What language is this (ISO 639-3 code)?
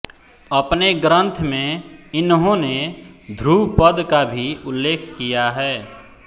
hin